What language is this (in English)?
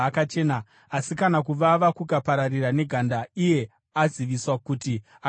Shona